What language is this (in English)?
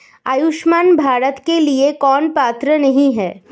Hindi